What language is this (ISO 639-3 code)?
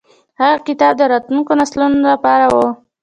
pus